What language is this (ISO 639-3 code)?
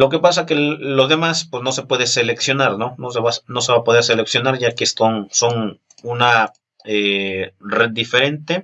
spa